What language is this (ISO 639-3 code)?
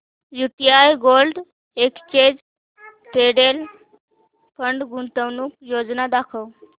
mar